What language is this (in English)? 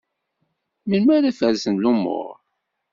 Kabyle